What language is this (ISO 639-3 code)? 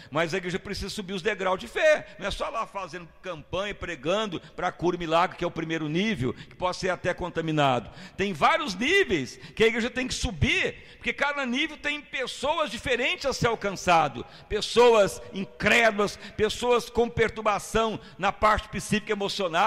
por